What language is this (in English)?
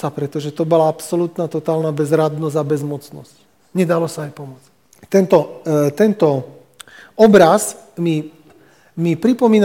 Slovak